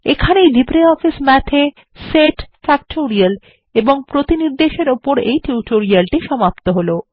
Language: Bangla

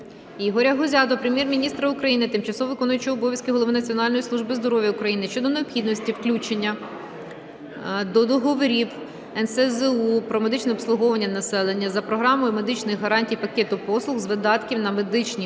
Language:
Ukrainian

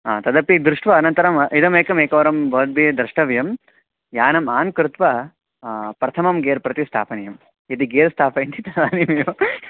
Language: Sanskrit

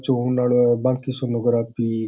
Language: Rajasthani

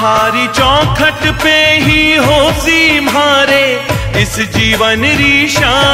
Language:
Hindi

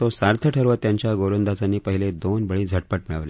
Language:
Marathi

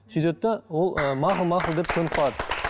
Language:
Kazakh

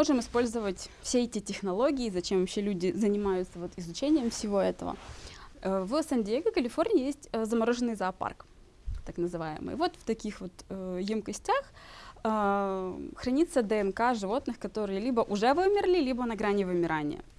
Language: Russian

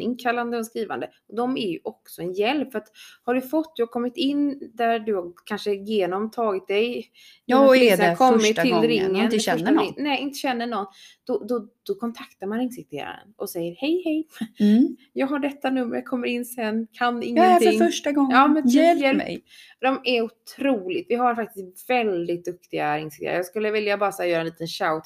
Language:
Swedish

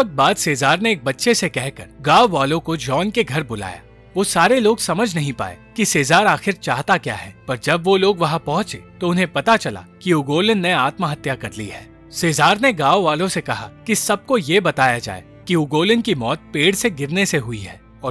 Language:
Hindi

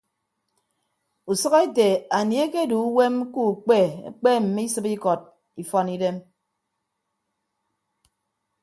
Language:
Ibibio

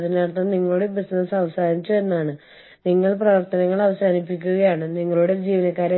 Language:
Malayalam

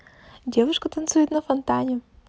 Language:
Russian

